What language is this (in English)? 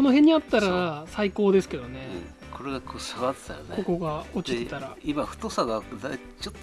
Japanese